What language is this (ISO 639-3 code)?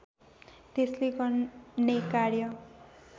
nep